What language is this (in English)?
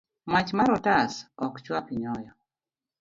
Luo (Kenya and Tanzania)